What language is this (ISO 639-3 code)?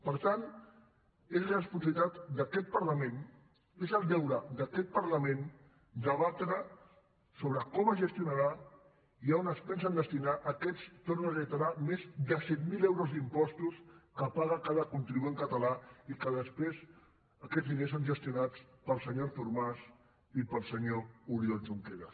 cat